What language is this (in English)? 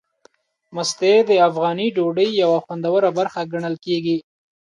Pashto